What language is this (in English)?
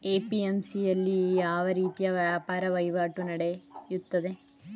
Kannada